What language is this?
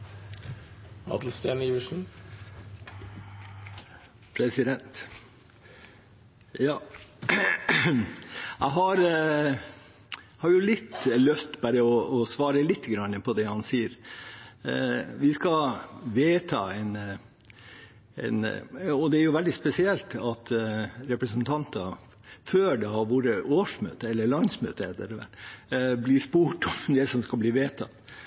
Norwegian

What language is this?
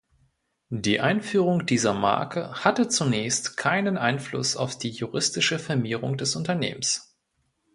German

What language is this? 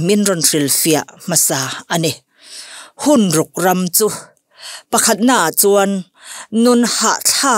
Thai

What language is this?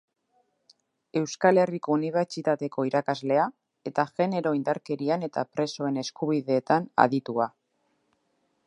Basque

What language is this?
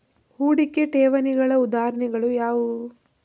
Kannada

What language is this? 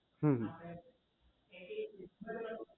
Gujarati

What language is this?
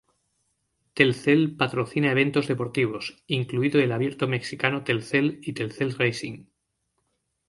Spanish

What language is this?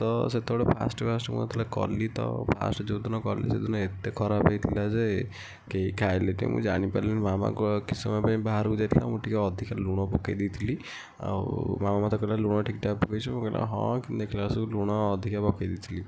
Odia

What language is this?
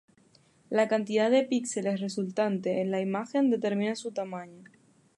Spanish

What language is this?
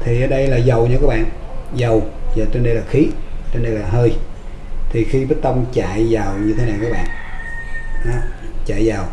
Vietnamese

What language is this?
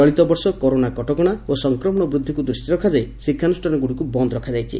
Odia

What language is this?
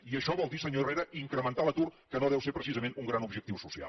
Catalan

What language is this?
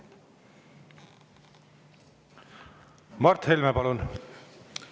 Estonian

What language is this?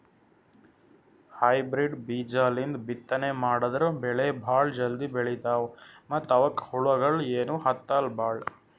Kannada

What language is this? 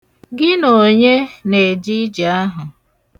Igbo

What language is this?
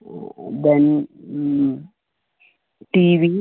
Malayalam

